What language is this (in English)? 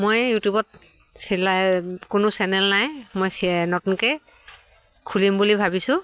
Assamese